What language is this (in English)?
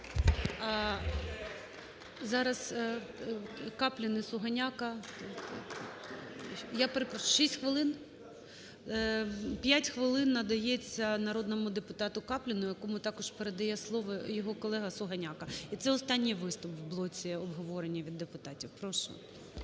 Ukrainian